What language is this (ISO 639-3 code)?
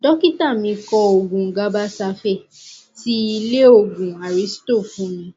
yor